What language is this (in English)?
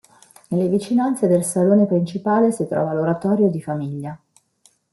Italian